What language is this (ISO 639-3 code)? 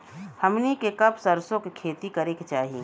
bho